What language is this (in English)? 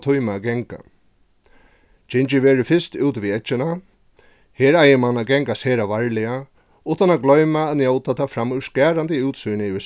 Faroese